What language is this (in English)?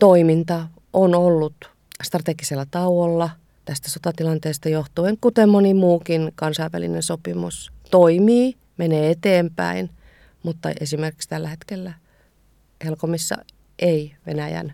Finnish